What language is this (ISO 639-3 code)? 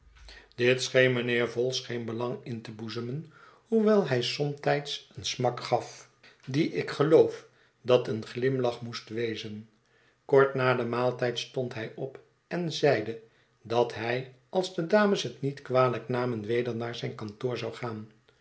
nld